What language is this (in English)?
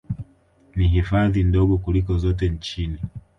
Swahili